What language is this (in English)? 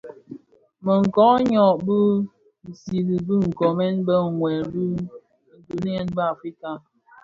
Bafia